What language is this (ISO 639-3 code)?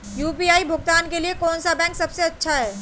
hin